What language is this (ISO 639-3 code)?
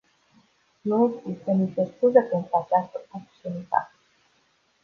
ron